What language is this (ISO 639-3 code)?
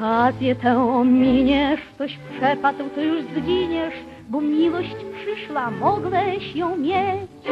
pol